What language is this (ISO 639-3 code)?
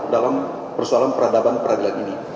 ind